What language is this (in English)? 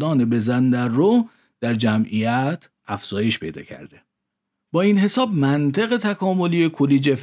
Persian